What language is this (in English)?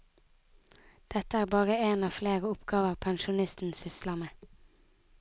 Norwegian